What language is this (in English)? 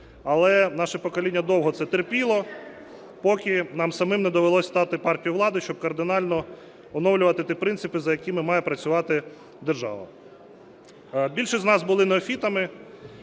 Ukrainian